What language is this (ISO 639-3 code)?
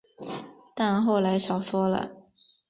zho